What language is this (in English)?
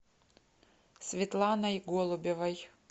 Russian